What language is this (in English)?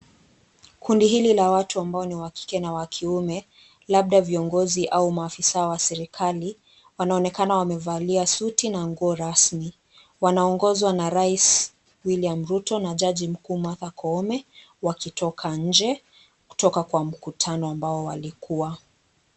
Swahili